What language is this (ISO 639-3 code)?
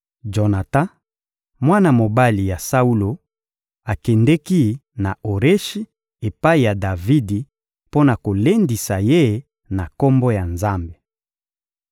lin